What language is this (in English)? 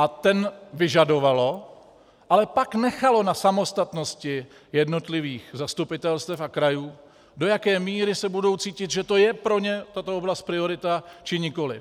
Czech